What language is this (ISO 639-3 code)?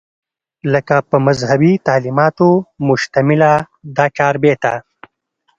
pus